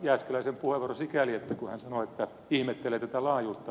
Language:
Finnish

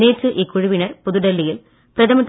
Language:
Tamil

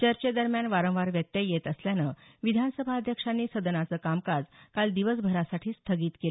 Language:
Marathi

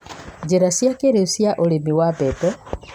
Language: Kikuyu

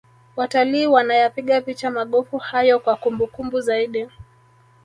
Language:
Swahili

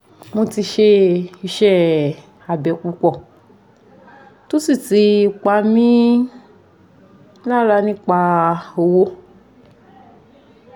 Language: Yoruba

